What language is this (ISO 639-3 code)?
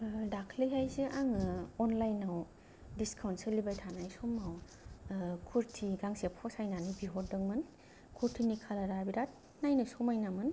brx